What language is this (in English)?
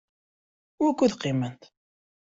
Kabyle